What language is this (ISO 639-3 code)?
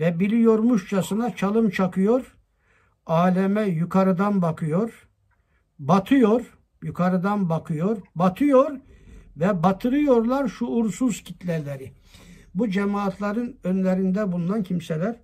tur